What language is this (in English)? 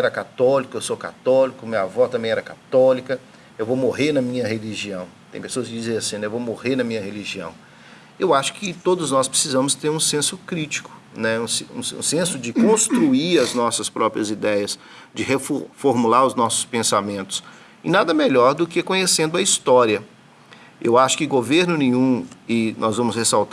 Portuguese